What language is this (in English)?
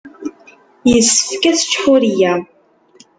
Kabyle